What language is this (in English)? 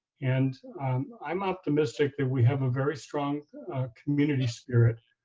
English